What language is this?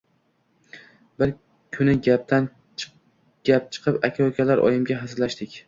Uzbek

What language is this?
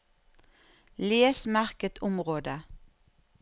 Norwegian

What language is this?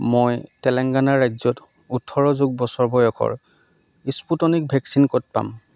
Assamese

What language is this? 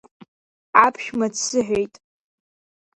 Abkhazian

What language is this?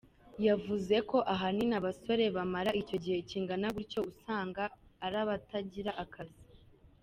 Kinyarwanda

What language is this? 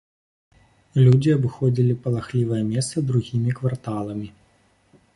Belarusian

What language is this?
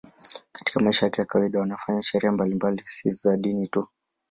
Swahili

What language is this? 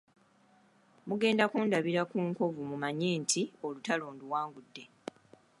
Ganda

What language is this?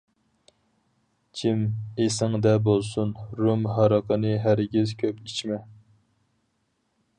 Uyghur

